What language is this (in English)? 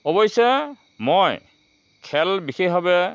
Assamese